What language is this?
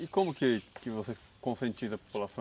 Portuguese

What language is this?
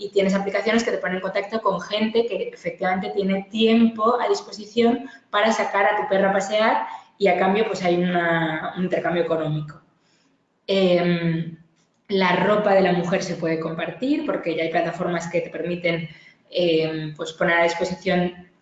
Spanish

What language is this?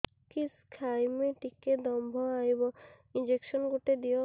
Odia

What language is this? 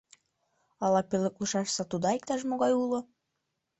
Mari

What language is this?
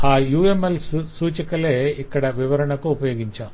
Telugu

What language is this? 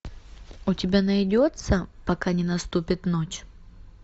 Russian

